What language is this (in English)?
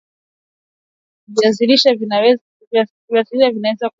Swahili